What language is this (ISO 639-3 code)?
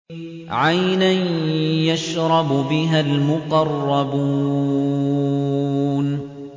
ara